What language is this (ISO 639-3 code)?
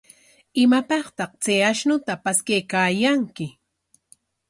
qwa